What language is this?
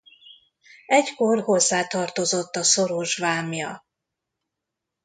Hungarian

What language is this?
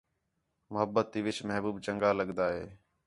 Khetrani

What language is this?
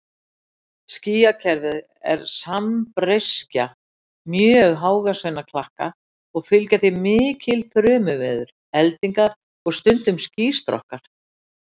Icelandic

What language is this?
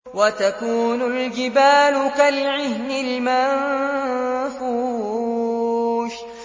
Arabic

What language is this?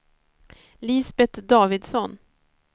Swedish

